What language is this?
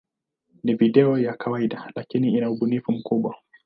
Swahili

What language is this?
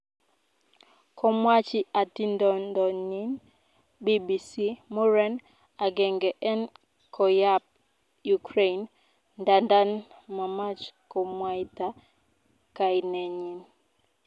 Kalenjin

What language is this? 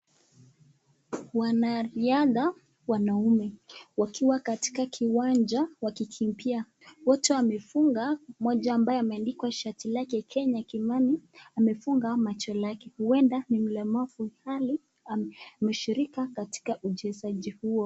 Swahili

